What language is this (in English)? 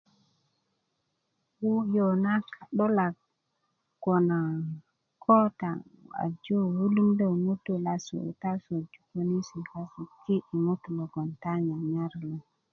Kuku